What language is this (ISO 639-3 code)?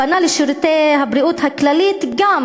heb